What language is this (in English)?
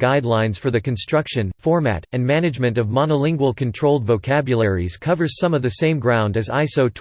English